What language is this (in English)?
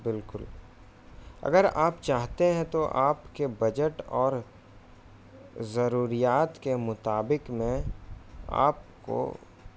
Urdu